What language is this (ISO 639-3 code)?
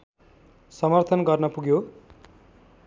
nep